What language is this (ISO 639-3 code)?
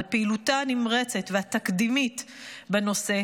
heb